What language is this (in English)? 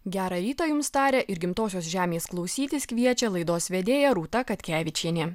Lithuanian